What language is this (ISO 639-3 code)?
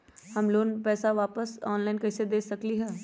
mag